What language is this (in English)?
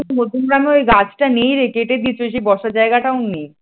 Bangla